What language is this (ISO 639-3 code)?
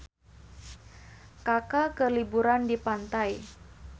sun